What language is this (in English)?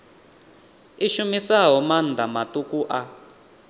Venda